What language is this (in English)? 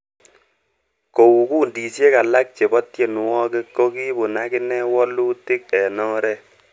Kalenjin